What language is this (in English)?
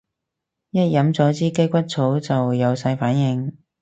Cantonese